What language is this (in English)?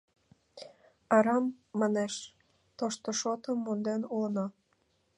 Mari